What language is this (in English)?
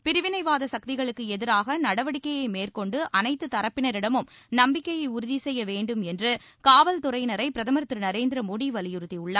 Tamil